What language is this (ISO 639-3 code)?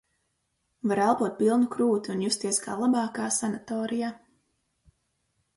lav